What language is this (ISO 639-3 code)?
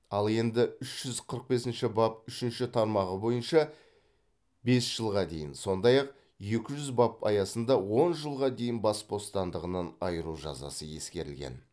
kaz